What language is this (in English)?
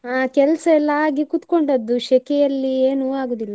Kannada